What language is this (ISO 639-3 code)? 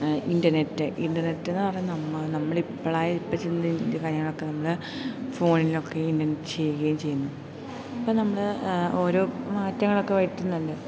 mal